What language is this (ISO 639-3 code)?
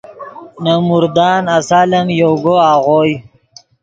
ydg